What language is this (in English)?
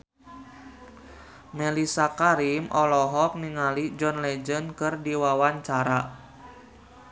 Sundanese